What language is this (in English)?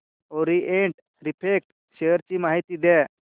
Marathi